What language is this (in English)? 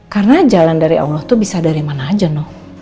Indonesian